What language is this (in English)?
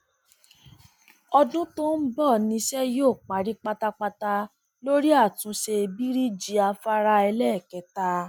Yoruba